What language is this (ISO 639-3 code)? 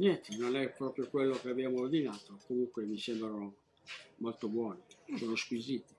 ita